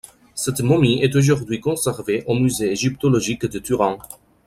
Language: French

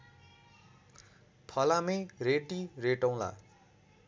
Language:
Nepali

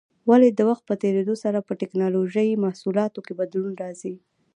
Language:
Pashto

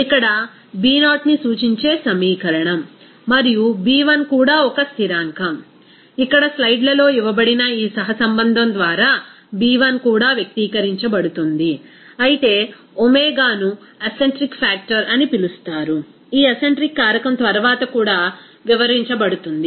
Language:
Telugu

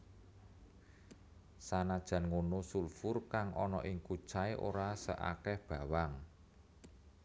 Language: Javanese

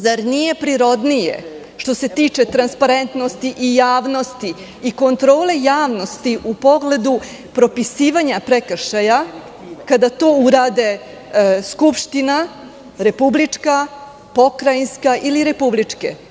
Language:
Serbian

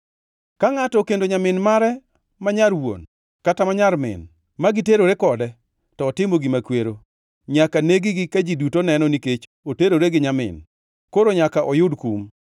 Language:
Luo (Kenya and Tanzania)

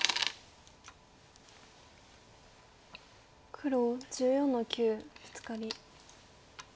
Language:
Japanese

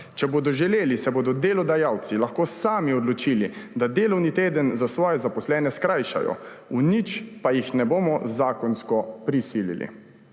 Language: Slovenian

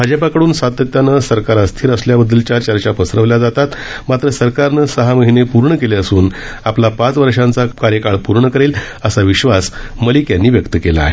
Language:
Marathi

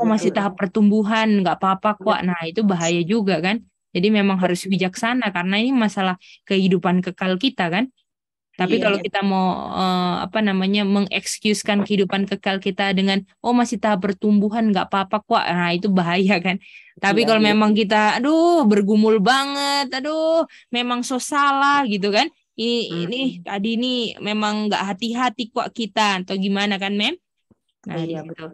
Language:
Indonesian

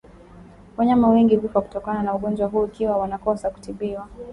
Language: Swahili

